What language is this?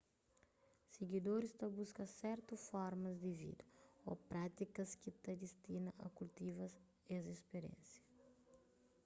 Kabuverdianu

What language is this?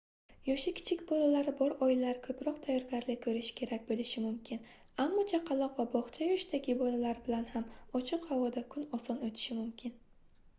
Uzbek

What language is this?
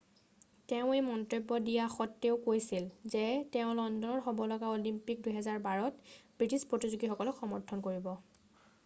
Assamese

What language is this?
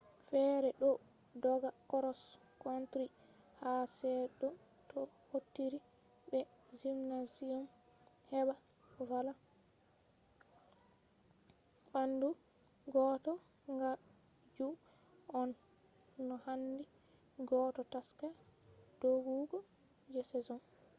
Fula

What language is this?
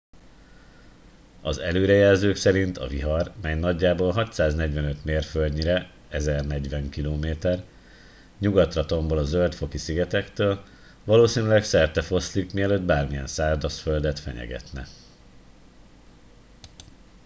Hungarian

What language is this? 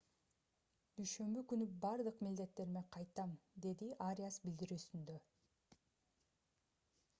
Kyrgyz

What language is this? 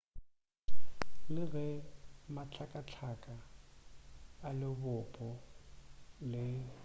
Northern Sotho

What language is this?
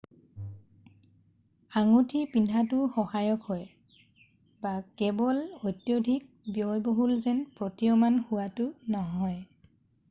Assamese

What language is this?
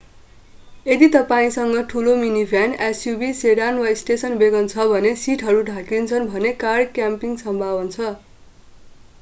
Nepali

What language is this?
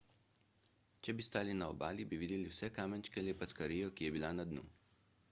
Slovenian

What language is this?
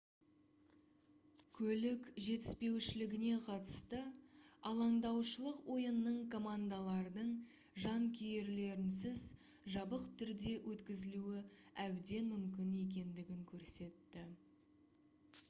Kazakh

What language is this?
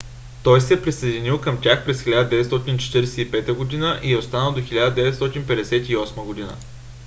Bulgarian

